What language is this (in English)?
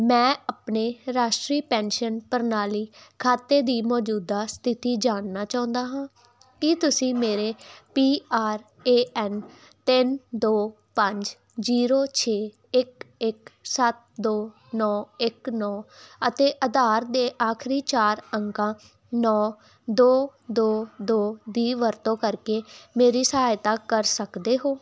Punjabi